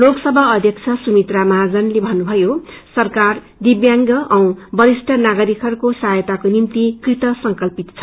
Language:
Nepali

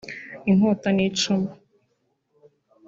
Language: Kinyarwanda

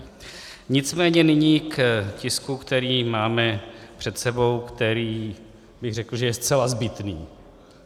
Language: Czech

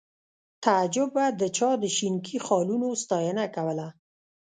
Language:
Pashto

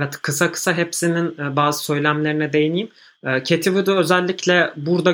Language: Turkish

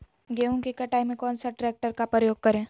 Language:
Magahi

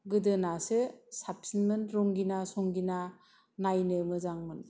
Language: Bodo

